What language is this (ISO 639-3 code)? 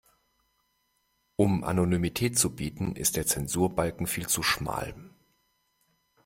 deu